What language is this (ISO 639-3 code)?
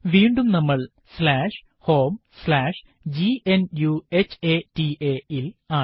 mal